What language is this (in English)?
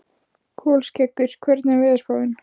Icelandic